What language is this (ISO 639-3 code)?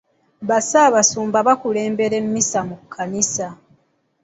lug